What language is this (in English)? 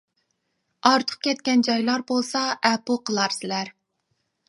Uyghur